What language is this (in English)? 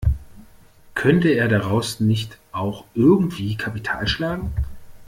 German